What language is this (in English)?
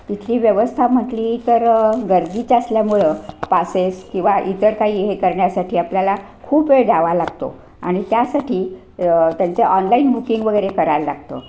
Marathi